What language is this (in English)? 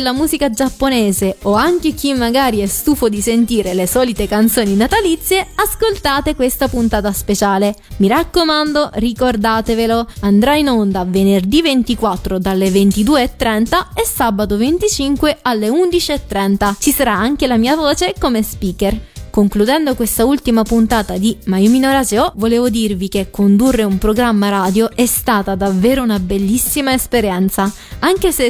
Italian